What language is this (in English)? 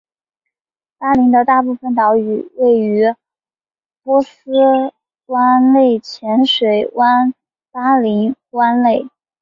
Chinese